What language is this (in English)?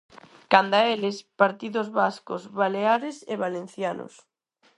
Galician